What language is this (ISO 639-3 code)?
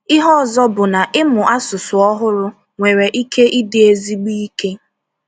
ibo